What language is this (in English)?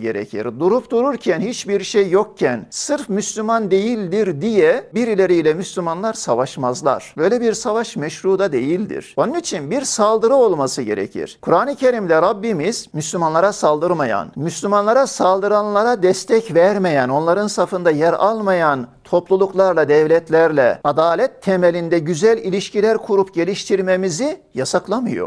Turkish